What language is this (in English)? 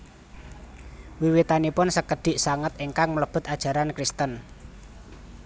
Javanese